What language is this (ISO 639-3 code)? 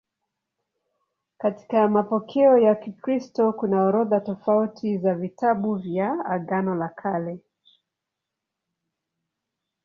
swa